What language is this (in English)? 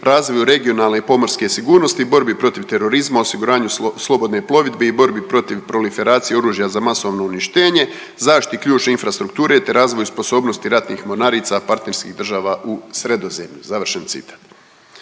Croatian